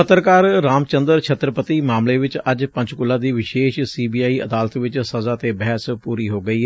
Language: Punjabi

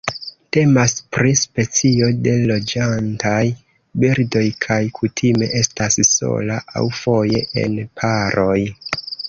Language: Esperanto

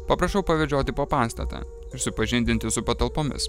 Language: Lithuanian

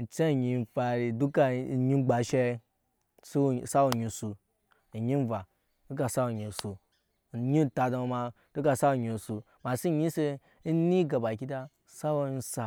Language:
Nyankpa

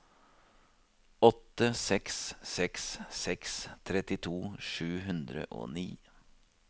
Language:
Norwegian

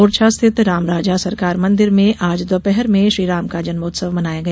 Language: Hindi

